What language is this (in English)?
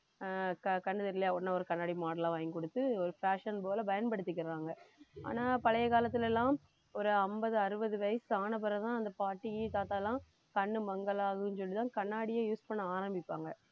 Tamil